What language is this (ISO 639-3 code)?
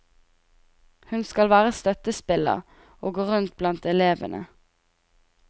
nor